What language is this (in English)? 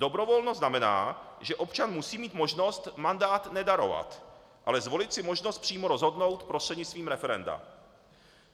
Czech